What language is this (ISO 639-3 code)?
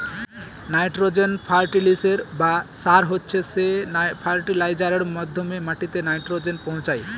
ben